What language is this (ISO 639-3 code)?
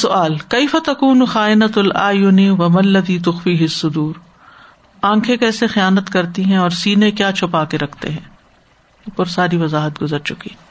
urd